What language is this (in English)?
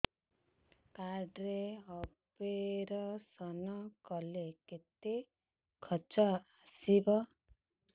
Odia